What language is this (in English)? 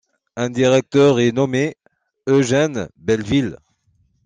French